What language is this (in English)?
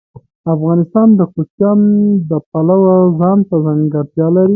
Pashto